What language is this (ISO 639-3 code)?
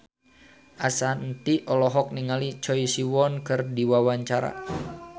sun